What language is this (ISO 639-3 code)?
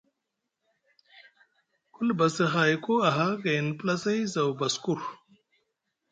mug